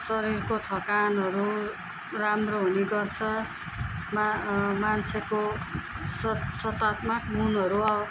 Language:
Nepali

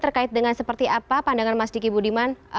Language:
Indonesian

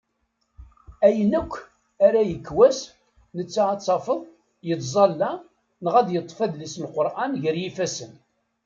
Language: Kabyle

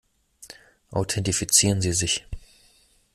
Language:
German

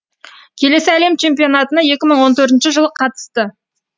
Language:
Kazakh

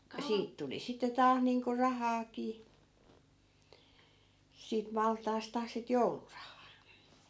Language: Finnish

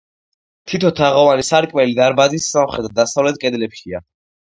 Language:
Georgian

